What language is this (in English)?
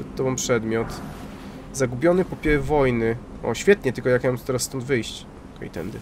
Polish